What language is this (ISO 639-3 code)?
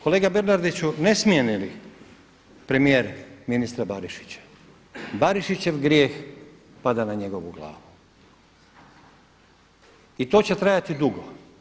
hrv